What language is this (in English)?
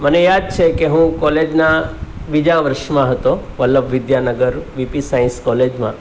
Gujarati